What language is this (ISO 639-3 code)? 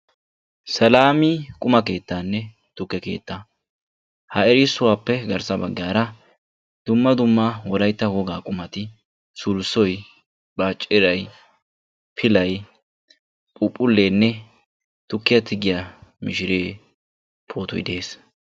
wal